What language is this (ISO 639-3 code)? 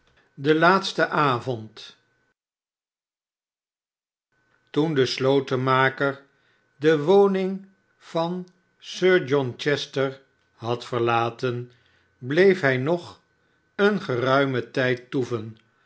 nld